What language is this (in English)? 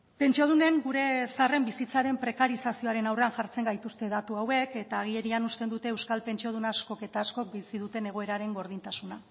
Basque